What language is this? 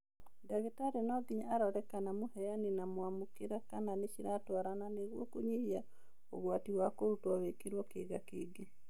Kikuyu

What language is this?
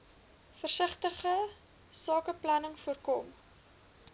Afrikaans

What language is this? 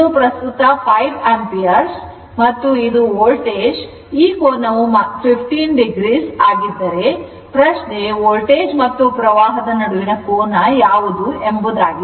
Kannada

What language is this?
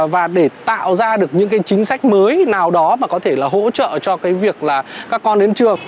Vietnamese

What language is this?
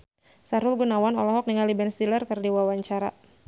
Sundanese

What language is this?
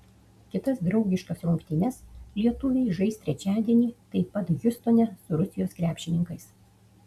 Lithuanian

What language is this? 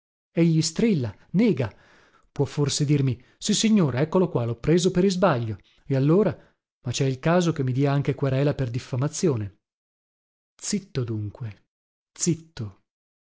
Italian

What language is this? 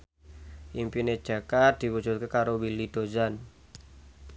Javanese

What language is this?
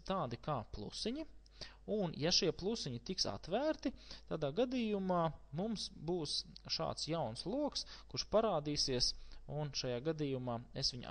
Latvian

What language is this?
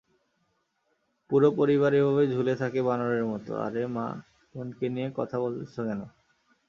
Bangla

